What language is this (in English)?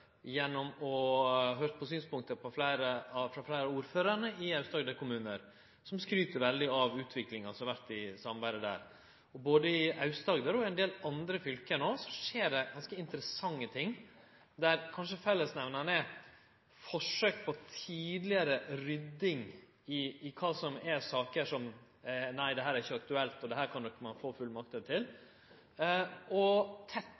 Norwegian Nynorsk